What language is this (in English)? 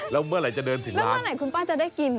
Thai